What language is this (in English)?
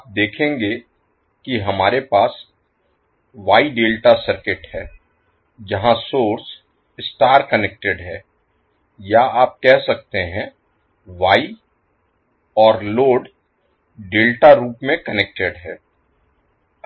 Hindi